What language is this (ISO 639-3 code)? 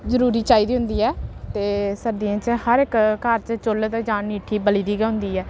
doi